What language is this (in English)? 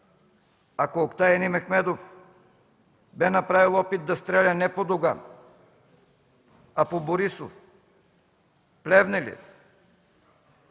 Bulgarian